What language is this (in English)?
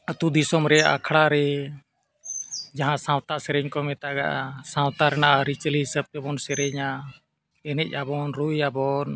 Santali